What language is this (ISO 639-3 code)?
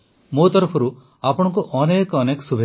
ori